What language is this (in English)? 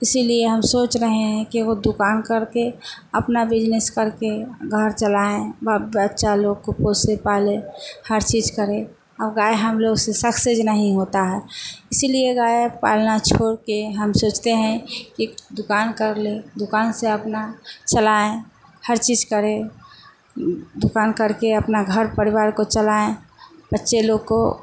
Hindi